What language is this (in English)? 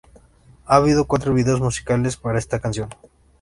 Spanish